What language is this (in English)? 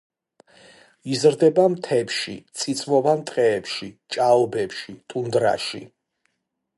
Georgian